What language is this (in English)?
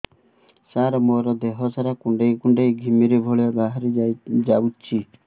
Odia